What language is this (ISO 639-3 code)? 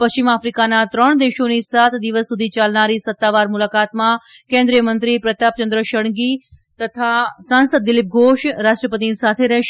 guj